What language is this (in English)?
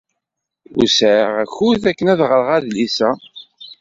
Kabyle